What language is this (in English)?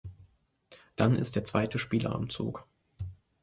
German